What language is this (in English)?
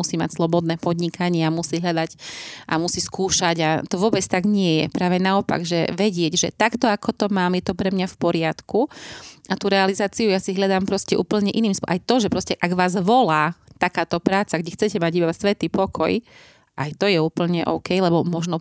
Slovak